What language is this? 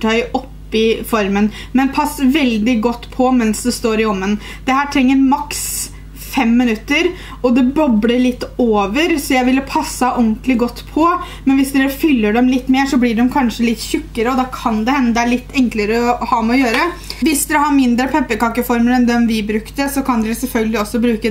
Norwegian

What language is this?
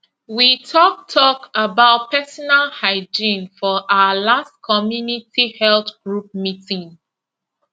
Nigerian Pidgin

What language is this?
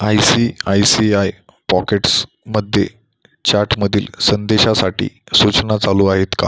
Marathi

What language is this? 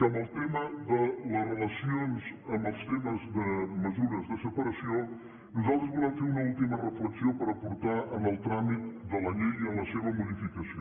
Catalan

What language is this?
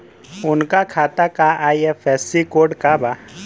Bhojpuri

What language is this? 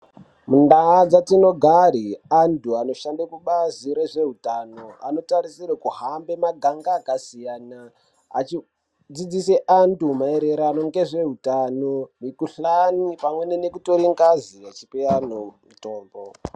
Ndau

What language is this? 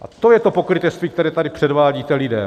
Czech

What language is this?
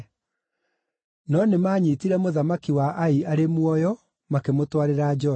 Kikuyu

